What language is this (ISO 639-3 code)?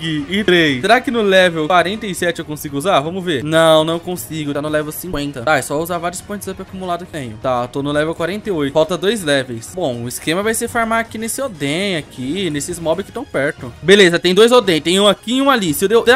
por